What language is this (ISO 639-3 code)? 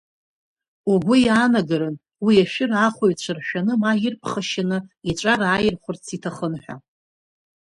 abk